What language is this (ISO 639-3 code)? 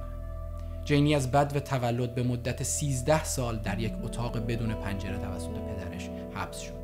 fas